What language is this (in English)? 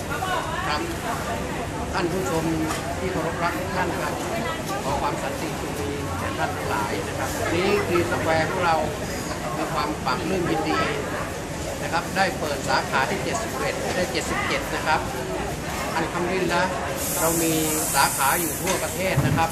Thai